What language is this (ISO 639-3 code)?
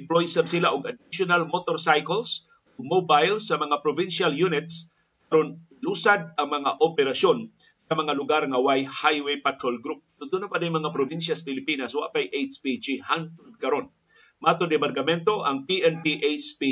fil